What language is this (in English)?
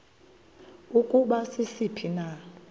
Xhosa